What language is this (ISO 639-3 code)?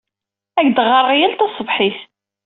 kab